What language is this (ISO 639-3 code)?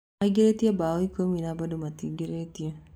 kik